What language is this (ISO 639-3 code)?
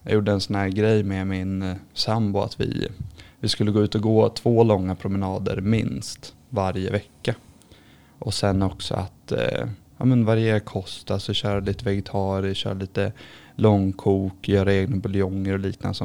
swe